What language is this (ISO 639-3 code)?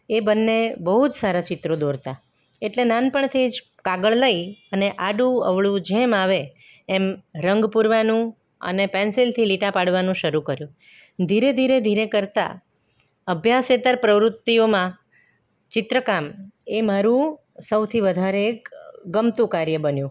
guj